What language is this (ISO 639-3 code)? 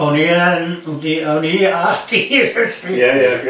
cym